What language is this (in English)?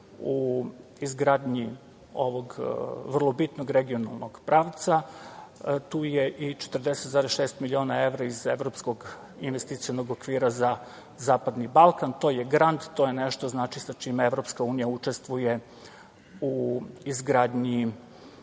Serbian